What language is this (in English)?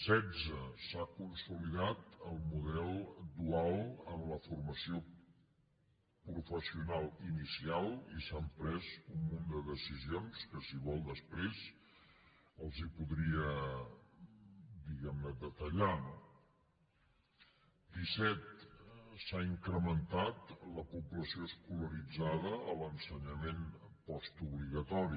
Catalan